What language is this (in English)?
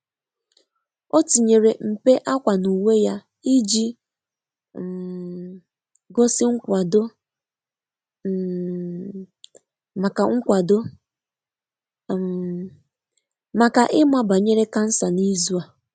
Igbo